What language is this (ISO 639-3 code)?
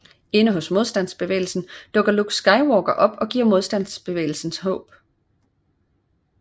dan